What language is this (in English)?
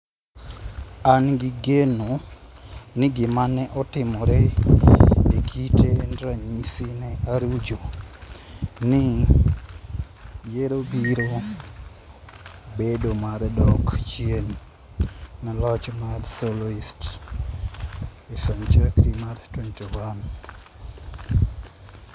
Luo (Kenya and Tanzania)